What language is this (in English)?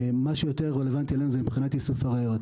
Hebrew